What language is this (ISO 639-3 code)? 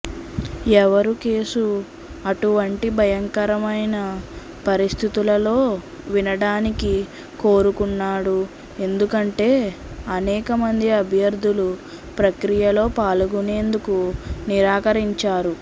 tel